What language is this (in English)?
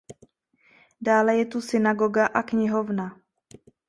Czech